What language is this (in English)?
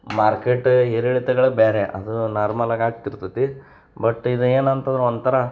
Kannada